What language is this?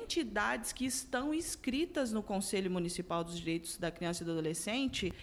Portuguese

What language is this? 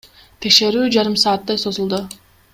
Kyrgyz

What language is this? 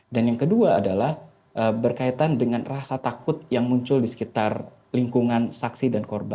Indonesian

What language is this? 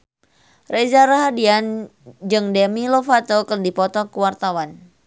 Sundanese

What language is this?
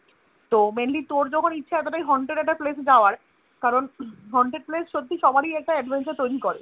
Bangla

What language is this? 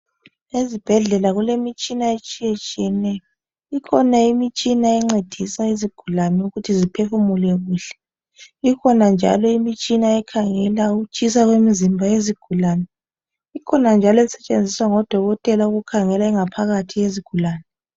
North Ndebele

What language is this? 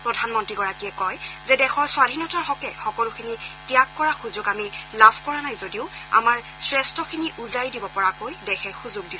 Assamese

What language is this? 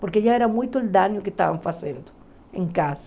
Portuguese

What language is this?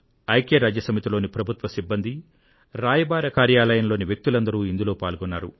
Telugu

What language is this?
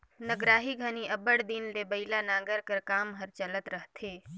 Chhattisgarhi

